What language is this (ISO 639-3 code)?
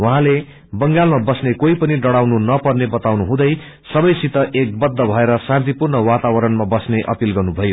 nep